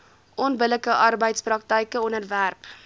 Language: Afrikaans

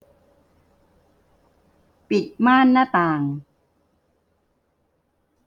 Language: Thai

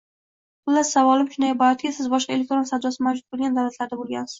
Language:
Uzbek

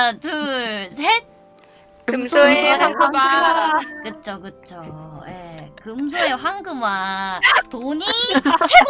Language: Korean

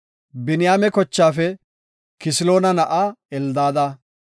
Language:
Gofa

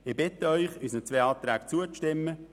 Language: Swiss German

